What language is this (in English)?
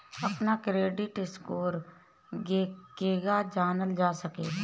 Bhojpuri